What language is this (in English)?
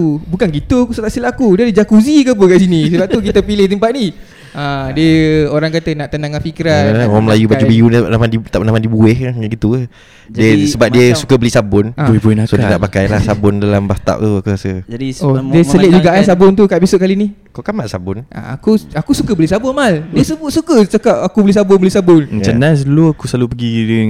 Malay